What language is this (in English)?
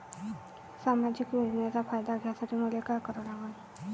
Marathi